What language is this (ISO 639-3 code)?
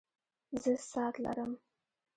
pus